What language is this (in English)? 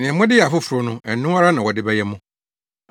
Akan